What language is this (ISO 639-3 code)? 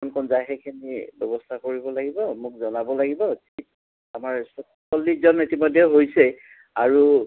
asm